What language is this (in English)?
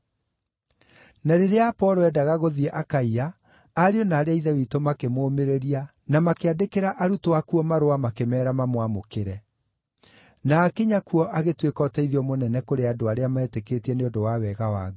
Kikuyu